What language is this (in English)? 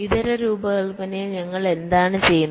Malayalam